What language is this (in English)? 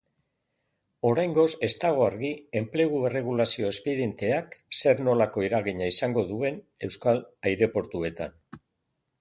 Basque